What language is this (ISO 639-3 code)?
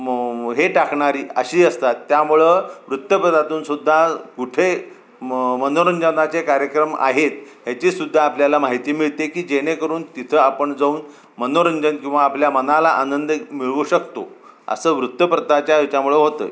mar